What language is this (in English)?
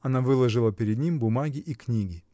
Russian